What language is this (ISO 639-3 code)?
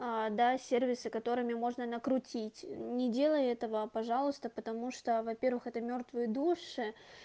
rus